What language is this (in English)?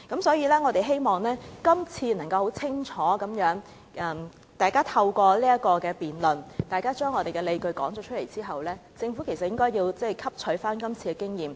Cantonese